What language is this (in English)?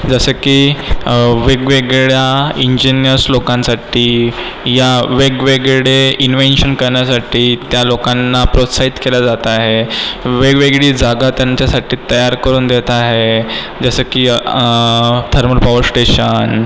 Marathi